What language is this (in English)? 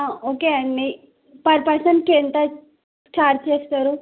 Telugu